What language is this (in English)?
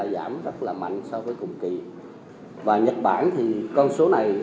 Vietnamese